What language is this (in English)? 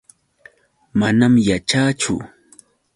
Yauyos Quechua